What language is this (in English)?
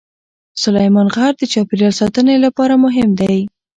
Pashto